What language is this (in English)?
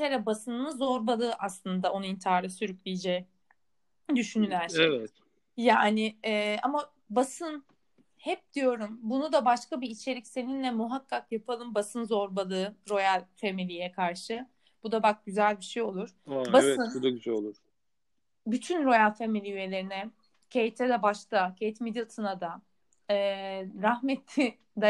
Turkish